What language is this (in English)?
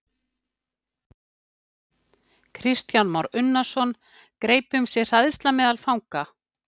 Icelandic